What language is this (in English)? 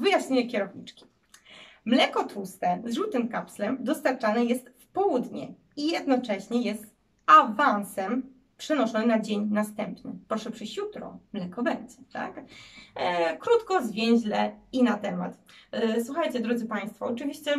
Polish